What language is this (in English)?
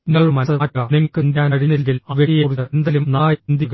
Malayalam